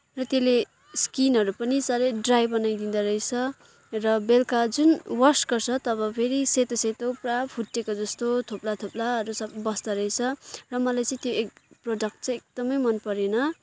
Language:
Nepali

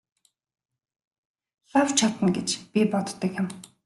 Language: Mongolian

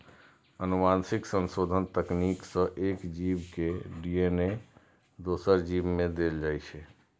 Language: Maithili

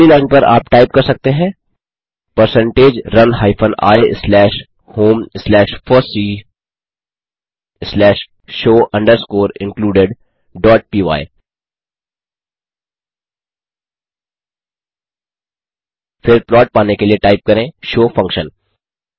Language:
Hindi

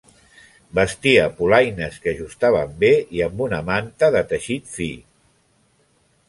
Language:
Catalan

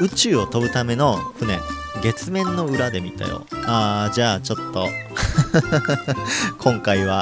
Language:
Japanese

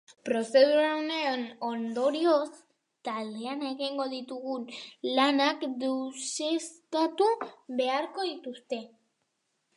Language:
Basque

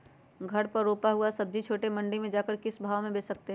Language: Magahi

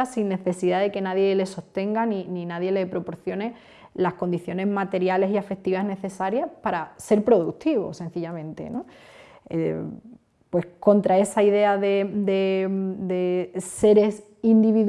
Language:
Spanish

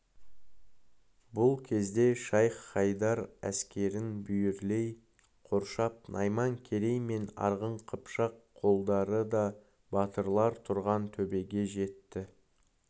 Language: Kazakh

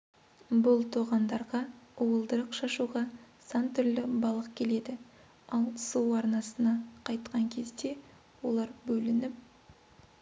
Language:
Kazakh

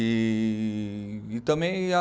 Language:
Portuguese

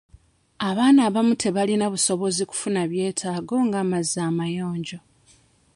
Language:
Ganda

